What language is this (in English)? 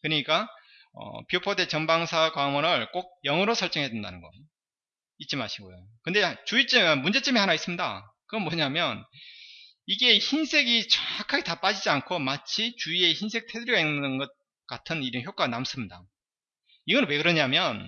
Korean